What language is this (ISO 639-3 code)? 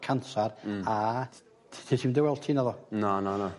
cym